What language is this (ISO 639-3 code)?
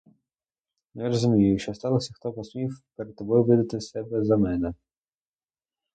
ukr